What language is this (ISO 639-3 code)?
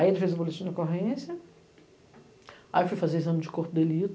por